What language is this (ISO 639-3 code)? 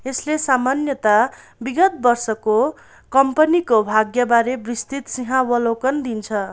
nep